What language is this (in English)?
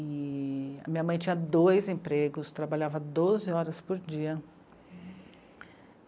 Portuguese